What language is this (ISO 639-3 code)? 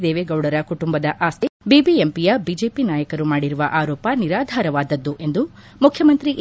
kan